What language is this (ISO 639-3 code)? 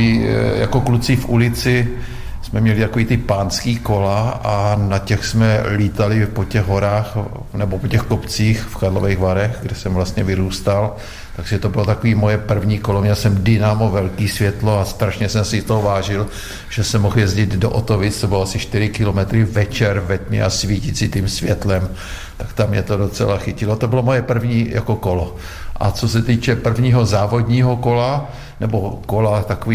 ces